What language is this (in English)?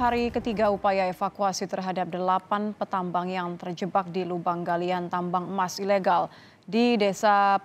Indonesian